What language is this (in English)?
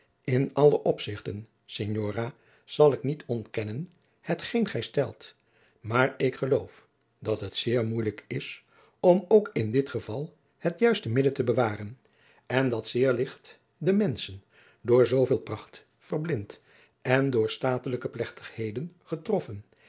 Dutch